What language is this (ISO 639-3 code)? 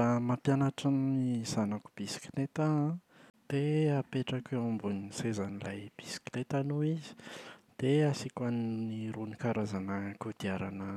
mlg